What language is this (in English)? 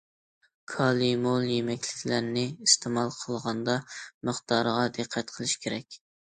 Uyghur